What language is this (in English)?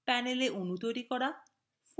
Bangla